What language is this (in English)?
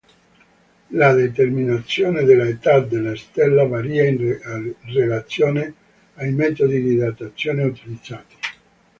Italian